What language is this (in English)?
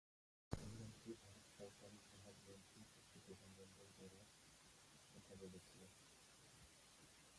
Bangla